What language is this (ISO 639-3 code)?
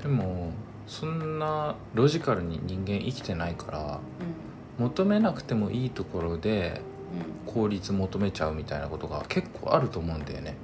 jpn